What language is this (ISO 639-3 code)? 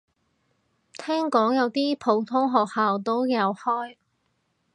yue